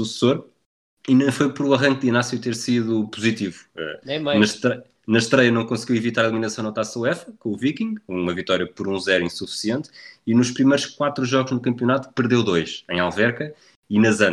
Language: Portuguese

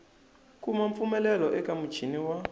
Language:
Tsonga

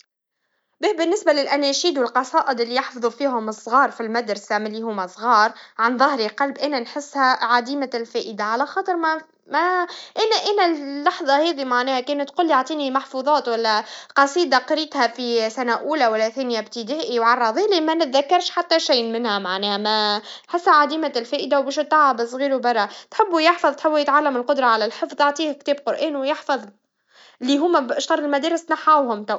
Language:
Tunisian Arabic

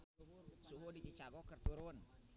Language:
Sundanese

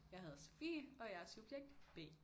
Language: Danish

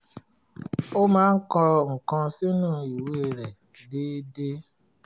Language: Yoruba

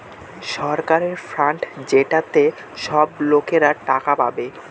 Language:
Bangla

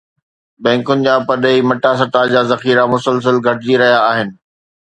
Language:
Sindhi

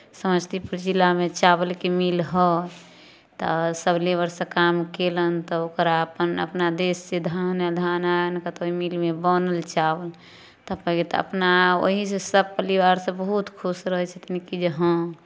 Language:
Maithili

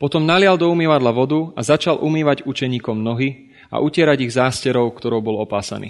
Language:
Slovak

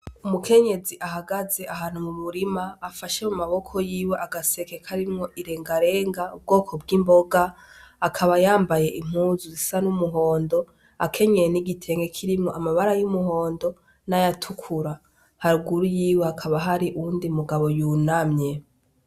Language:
Rundi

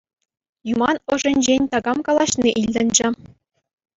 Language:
Chuvash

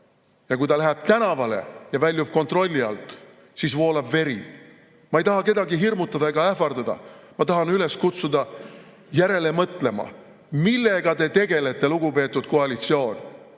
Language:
Estonian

